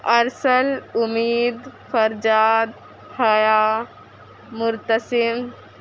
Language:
Urdu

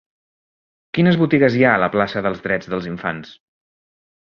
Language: Catalan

